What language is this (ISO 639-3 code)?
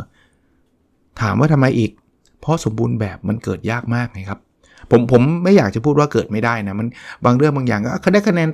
tha